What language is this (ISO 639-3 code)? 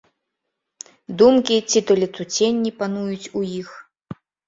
bel